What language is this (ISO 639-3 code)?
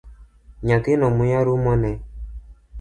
luo